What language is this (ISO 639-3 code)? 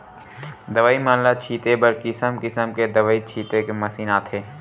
hne